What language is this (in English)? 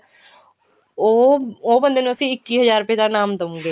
Punjabi